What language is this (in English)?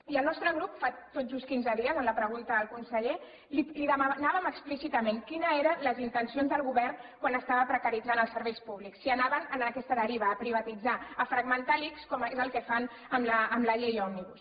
Catalan